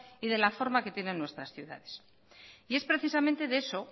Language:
Spanish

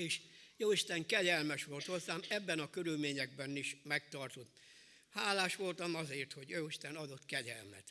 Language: Hungarian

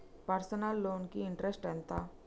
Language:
Telugu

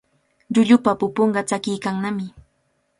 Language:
Cajatambo North Lima Quechua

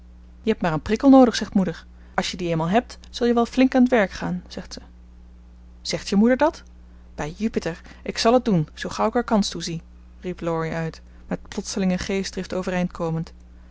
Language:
Dutch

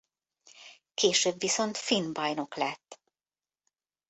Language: Hungarian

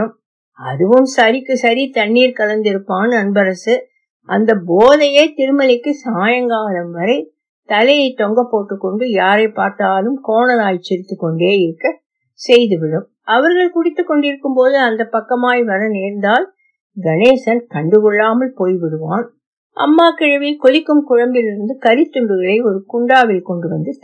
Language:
Tamil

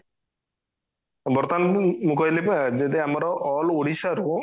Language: Odia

